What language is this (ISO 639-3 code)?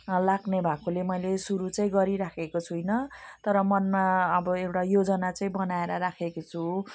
nep